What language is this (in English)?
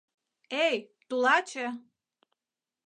Mari